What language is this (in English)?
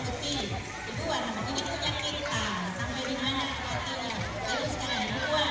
Indonesian